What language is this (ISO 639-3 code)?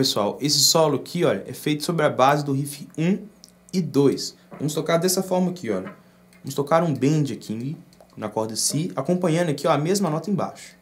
por